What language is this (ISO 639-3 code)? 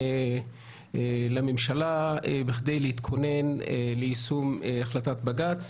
heb